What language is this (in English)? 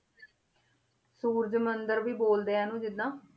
Punjabi